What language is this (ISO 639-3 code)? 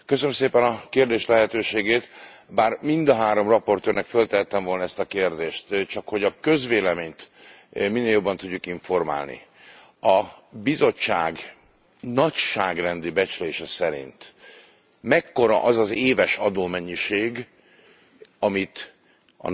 hun